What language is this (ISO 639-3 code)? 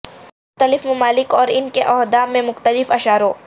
urd